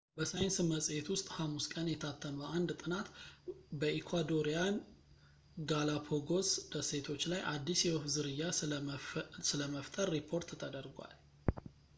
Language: Amharic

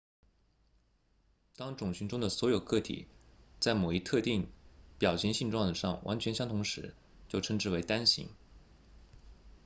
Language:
Chinese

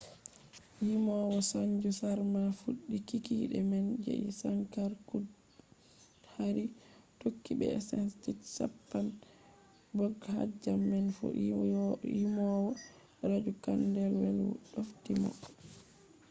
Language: Fula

